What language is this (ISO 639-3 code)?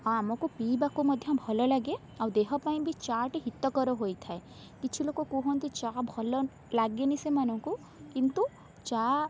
ori